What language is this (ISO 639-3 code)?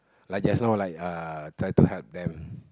eng